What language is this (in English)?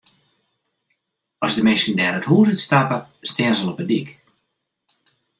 Western Frisian